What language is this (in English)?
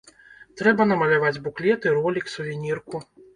Belarusian